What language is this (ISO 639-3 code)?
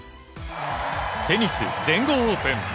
jpn